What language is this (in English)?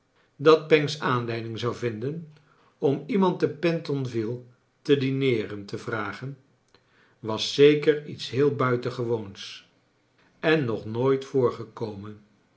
Dutch